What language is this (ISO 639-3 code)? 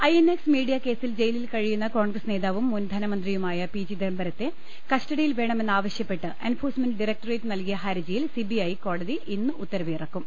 mal